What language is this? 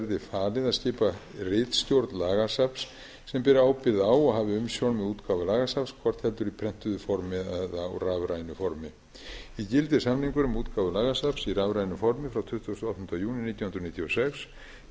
Icelandic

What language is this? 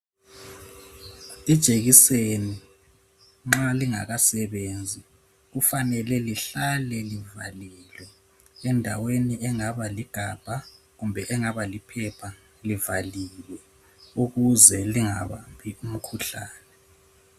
North Ndebele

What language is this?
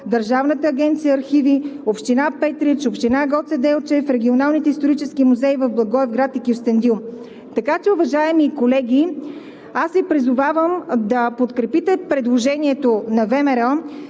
Bulgarian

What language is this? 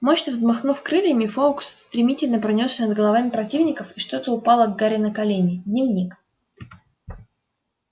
Russian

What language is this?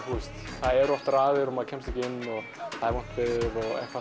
Icelandic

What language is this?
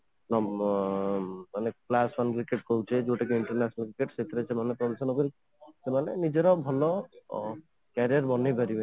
Odia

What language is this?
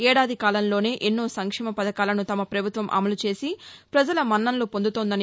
Telugu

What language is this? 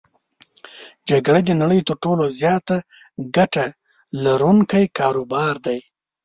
Pashto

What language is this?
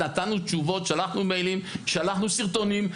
Hebrew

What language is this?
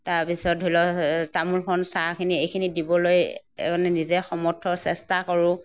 Assamese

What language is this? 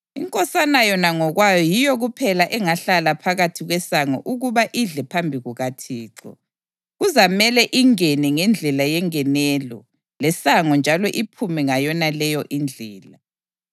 North Ndebele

